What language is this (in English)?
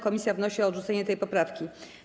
Polish